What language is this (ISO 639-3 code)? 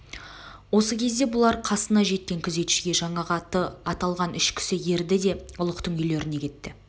kaz